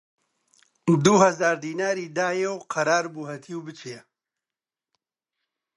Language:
Central Kurdish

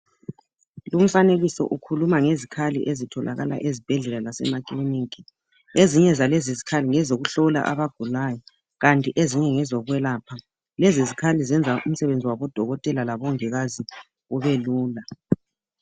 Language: North Ndebele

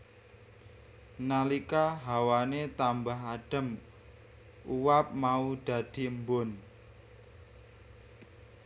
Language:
Javanese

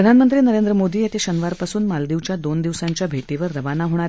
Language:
Marathi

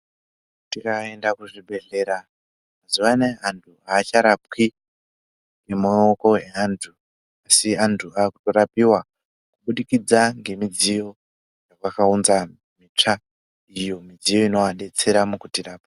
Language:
Ndau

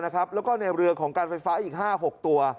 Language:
Thai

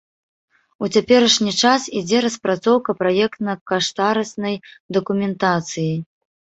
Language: Belarusian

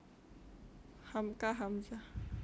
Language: Javanese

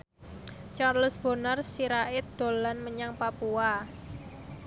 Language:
Javanese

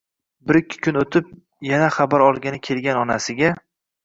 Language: Uzbek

